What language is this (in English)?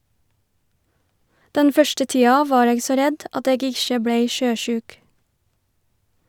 Norwegian